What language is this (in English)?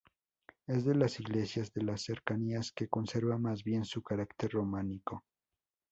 Spanish